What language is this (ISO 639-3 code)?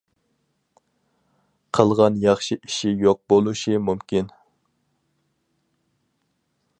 uig